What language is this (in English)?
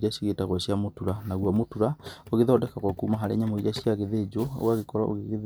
Kikuyu